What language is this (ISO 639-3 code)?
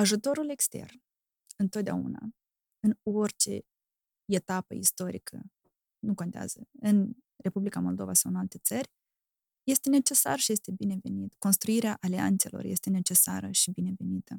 ron